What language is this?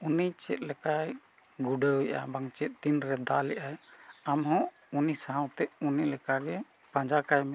Santali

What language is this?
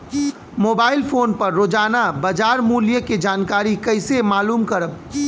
Bhojpuri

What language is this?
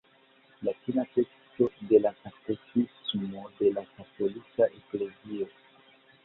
Esperanto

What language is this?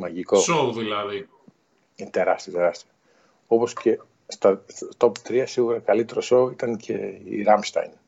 Greek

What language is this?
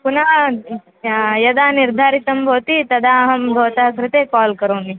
Sanskrit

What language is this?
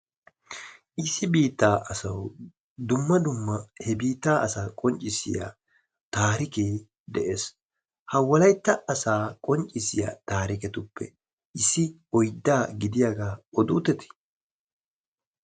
Wolaytta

